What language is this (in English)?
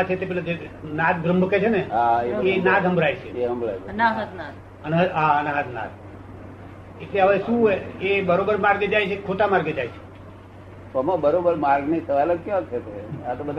Gujarati